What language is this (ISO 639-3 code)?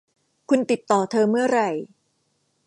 tha